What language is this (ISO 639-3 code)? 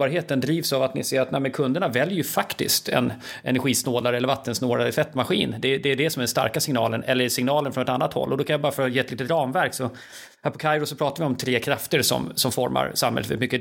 swe